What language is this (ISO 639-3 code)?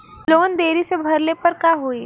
bho